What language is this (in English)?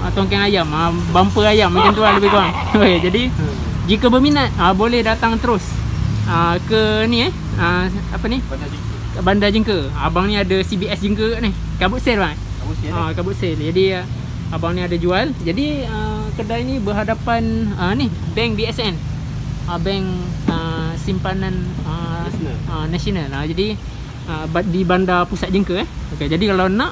Malay